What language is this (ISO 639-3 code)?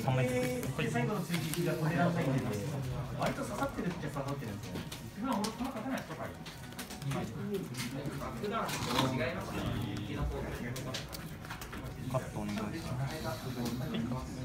jpn